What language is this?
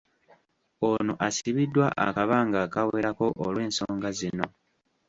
Ganda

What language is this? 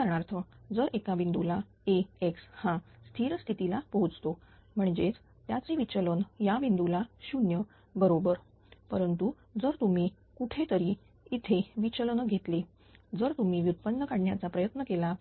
Marathi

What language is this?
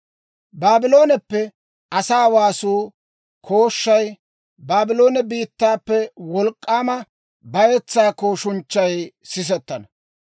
Dawro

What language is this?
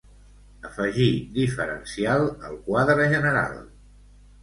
Catalan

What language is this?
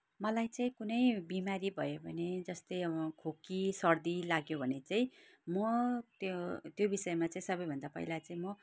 Nepali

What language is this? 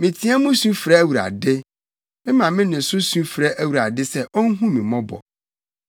Akan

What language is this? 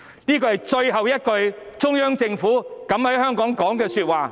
Cantonese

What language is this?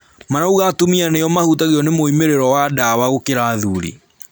Kikuyu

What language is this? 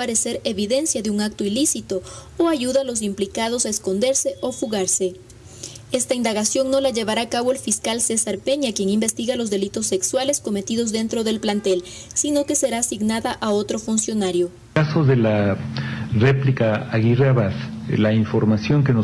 Spanish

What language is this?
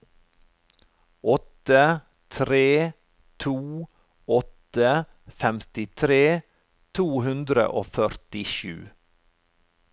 Norwegian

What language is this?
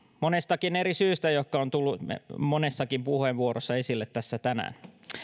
Finnish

